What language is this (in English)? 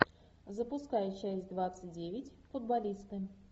Russian